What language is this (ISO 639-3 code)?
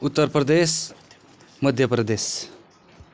nep